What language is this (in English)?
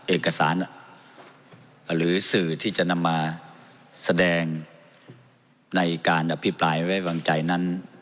Thai